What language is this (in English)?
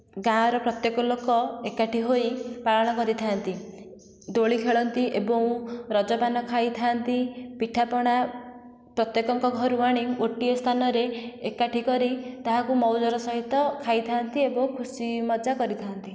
Odia